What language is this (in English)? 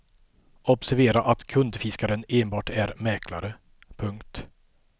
Swedish